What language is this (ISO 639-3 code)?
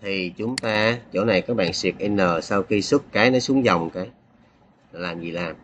vie